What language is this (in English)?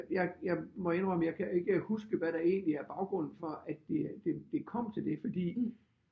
Danish